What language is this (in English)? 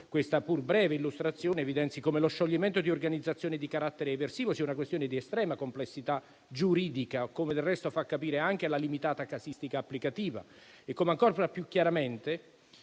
Italian